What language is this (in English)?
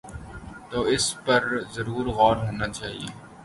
Urdu